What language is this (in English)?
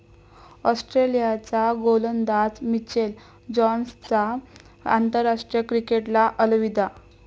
Marathi